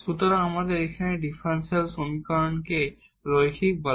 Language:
Bangla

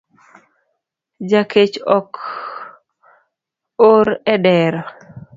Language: Luo (Kenya and Tanzania)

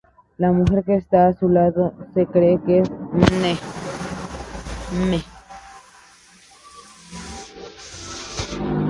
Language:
Spanish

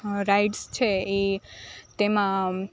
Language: Gujarati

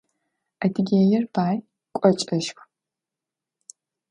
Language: Adyghe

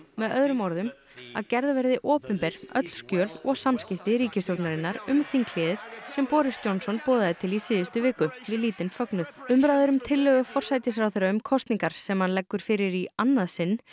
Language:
Icelandic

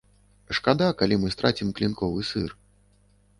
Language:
Belarusian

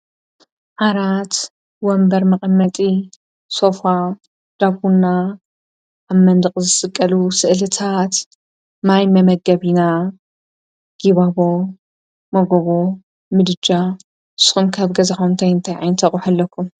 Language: Tigrinya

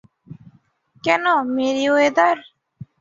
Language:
Bangla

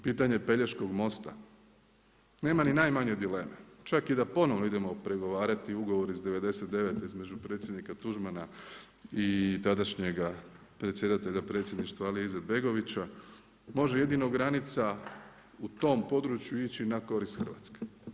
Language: Croatian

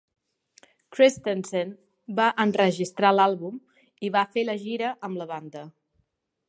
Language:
Catalan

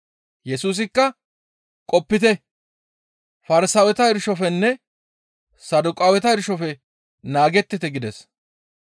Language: Gamo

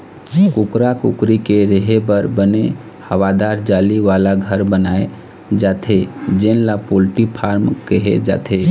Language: Chhattisgarhi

